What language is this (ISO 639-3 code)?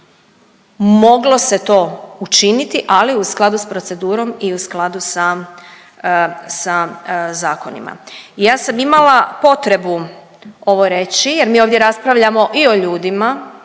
hrv